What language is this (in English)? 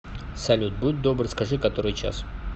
Russian